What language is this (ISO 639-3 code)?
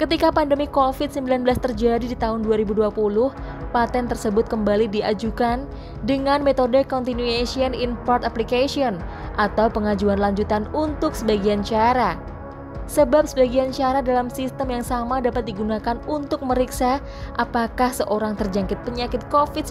ind